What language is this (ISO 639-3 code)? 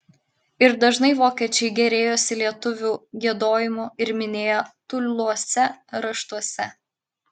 lit